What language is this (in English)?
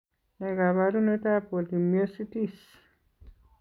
Kalenjin